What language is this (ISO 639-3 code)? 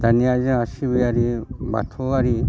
brx